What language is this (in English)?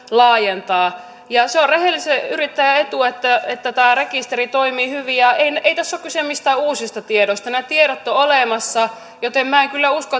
Finnish